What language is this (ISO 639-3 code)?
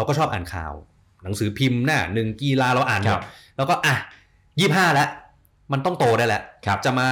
tha